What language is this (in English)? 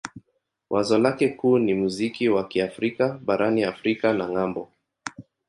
Swahili